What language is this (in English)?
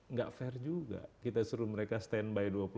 Indonesian